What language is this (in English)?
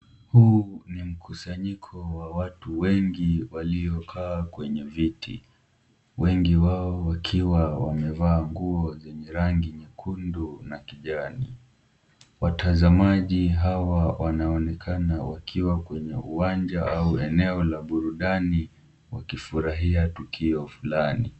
Swahili